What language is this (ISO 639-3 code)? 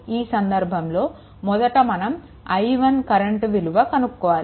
tel